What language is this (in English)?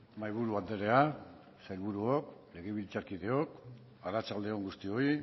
Basque